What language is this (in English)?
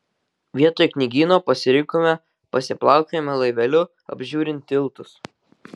Lithuanian